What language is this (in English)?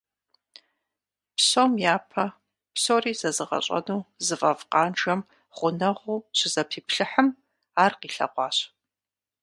Kabardian